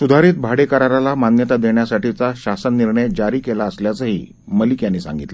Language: Marathi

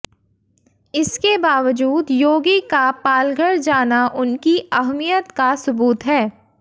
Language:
Hindi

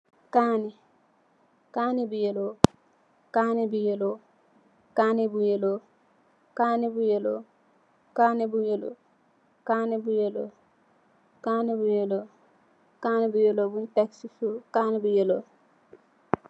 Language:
Wolof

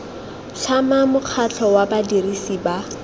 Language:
Tswana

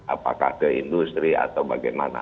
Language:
Indonesian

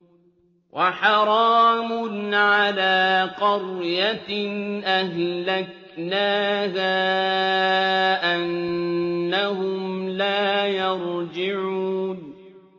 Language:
Arabic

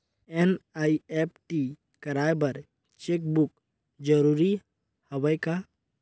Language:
Chhattisgarhi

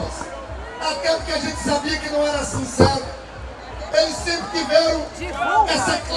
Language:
Portuguese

